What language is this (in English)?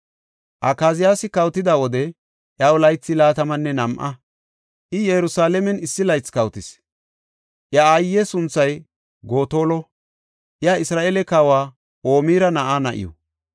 Gofa